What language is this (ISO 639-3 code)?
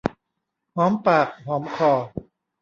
tha